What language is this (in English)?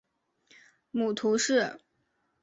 Chinese